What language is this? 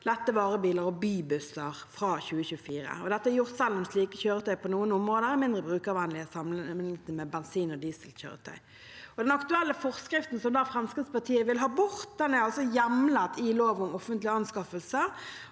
Norwegian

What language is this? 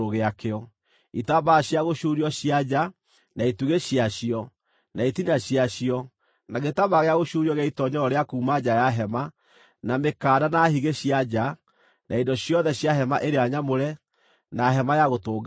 Kikuyu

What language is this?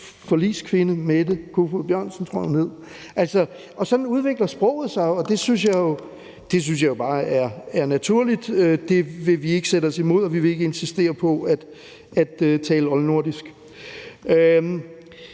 Danish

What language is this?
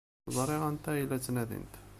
Kabyle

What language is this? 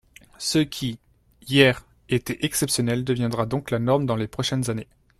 French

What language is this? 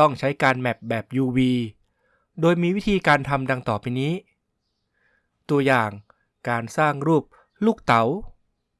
Thai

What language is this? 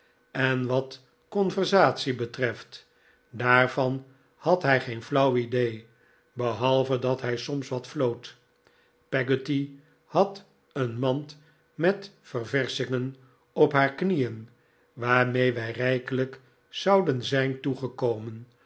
Dutch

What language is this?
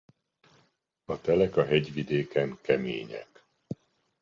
Hungarian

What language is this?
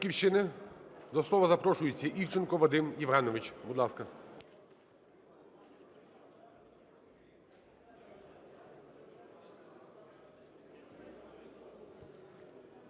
Ukrainian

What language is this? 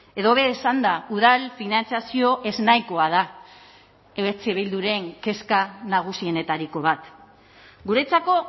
Basque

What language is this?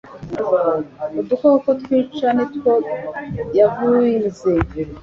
Kinyarwanda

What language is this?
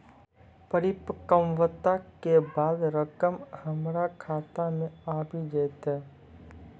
Maithili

